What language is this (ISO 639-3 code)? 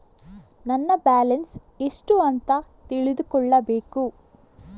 kan